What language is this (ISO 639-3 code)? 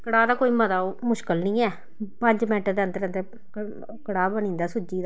doi